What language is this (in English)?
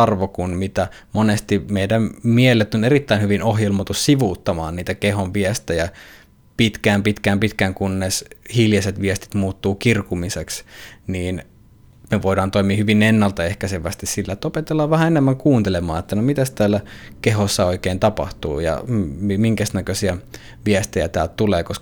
Finnish